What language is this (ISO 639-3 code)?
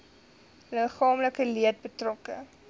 afr